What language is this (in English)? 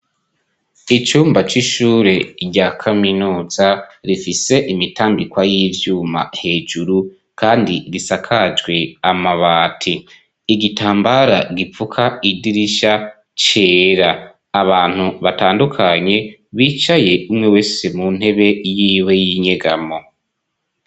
Rundi